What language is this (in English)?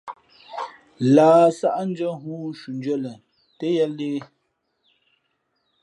Fe'fe'